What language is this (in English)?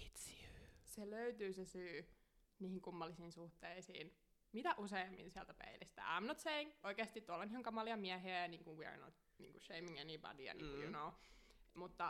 Finnish